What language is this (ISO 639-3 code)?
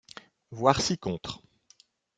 fra